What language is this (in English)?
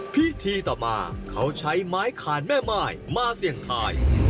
Thai